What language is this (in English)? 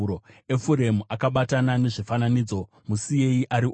Shona